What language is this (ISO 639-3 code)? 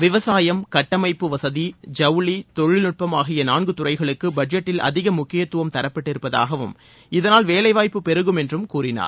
tam